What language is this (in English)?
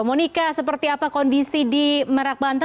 Indonesian